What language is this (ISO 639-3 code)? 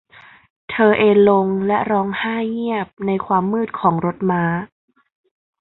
tha